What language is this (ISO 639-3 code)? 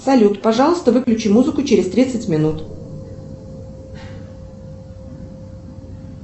rus